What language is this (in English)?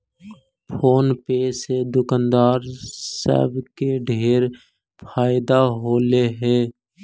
Magahi